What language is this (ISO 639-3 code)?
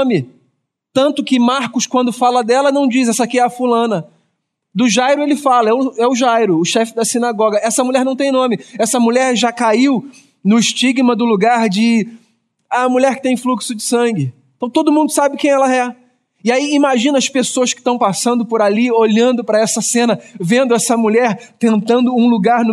por